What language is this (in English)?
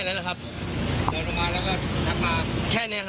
Thai